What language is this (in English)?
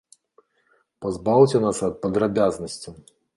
Belarusian